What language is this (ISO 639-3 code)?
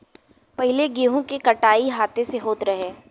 bho